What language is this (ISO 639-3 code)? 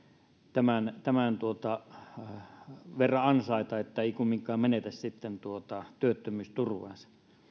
fin